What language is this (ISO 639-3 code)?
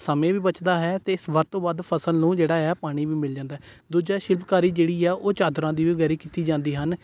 pan